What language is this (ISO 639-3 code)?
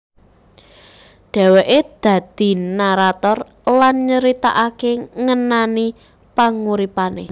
jav